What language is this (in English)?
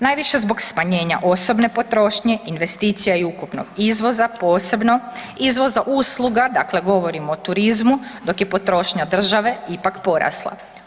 Croatian